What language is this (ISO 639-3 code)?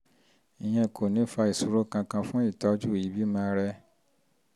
yor